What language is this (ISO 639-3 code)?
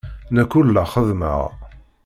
kab